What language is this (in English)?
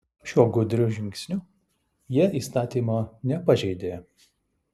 Lithuanian